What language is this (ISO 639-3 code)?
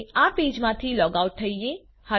guj